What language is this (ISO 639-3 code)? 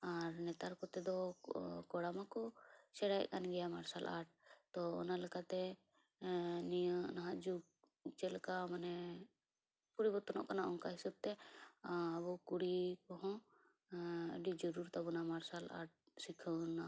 sat